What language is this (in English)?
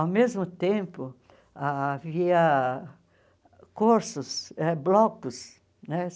Portuguese